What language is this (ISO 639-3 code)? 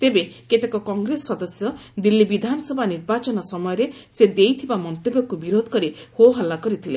ori